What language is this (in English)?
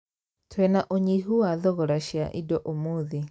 Kikuyu